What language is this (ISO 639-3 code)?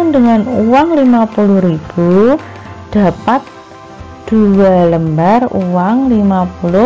ind